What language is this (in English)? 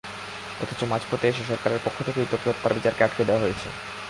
Bangla